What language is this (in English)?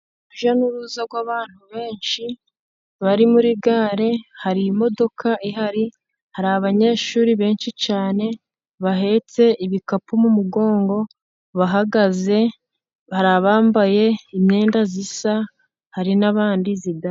Kinyarwanda